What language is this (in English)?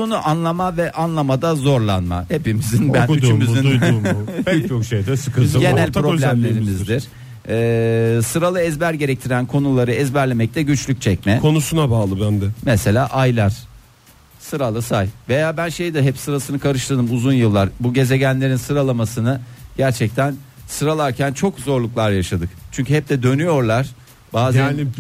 Turkish